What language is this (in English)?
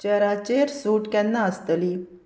Konkani